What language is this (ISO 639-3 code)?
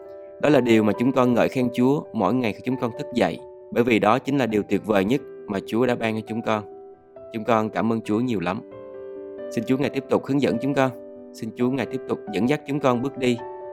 vie